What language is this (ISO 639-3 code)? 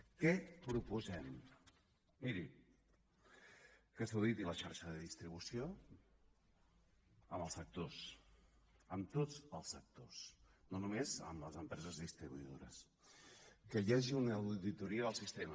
cat